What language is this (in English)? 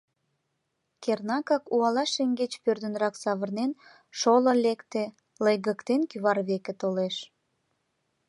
Mari